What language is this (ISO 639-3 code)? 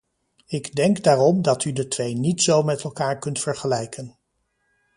nld